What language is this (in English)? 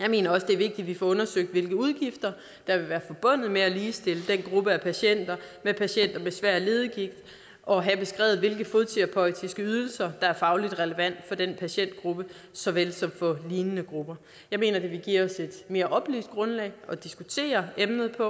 Danish